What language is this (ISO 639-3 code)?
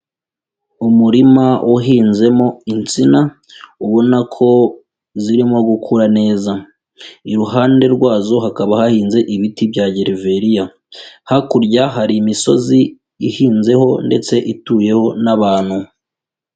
kin